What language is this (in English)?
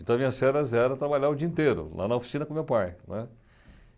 Portuguese